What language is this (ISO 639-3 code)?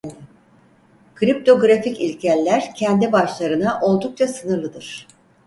tur